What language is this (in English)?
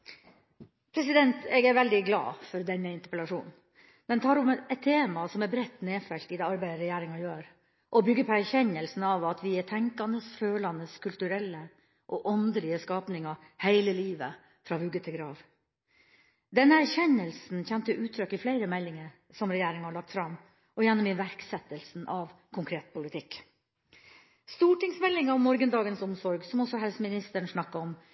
Norwegian